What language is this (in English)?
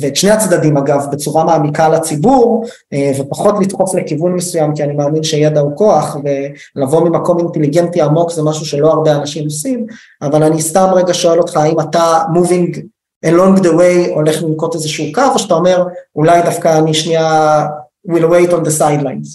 Hebrew